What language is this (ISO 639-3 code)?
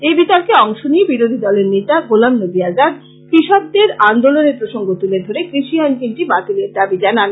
ben